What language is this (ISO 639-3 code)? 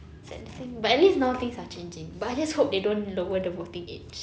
eng